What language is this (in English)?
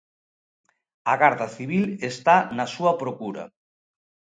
Galician